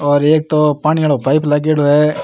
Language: Rajasthani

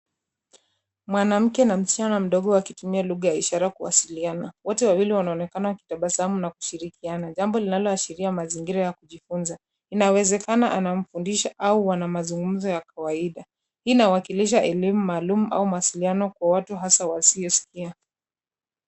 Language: Swahili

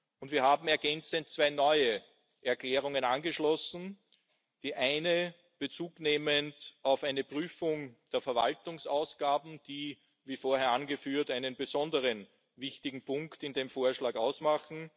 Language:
German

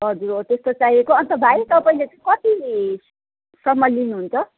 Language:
Nepali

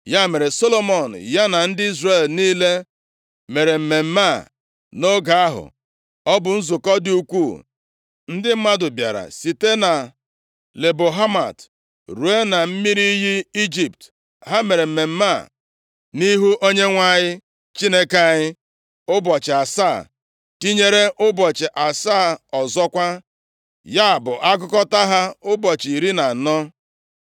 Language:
Igbo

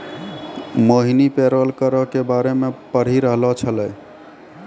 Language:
Maithili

